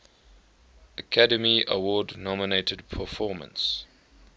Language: English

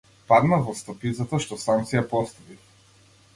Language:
Macedonian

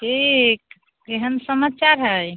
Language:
Maithili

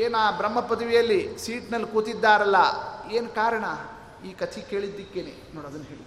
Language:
Kannada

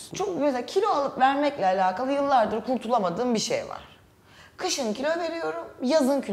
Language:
Turkish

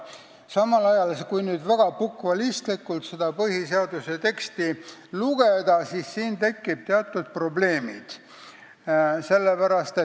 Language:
Estonian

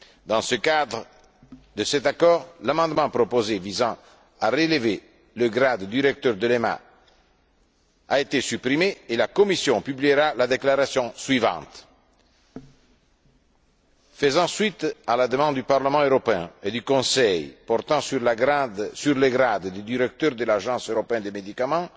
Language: French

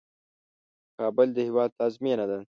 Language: Pashto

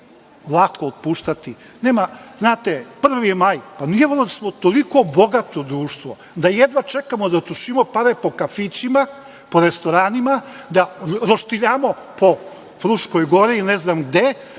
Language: Serbian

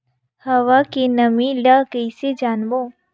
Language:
Chhattisgarhi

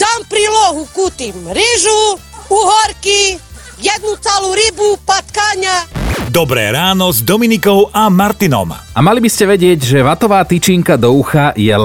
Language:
Slovak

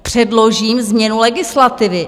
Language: Czech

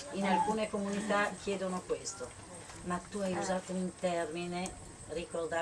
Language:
Italian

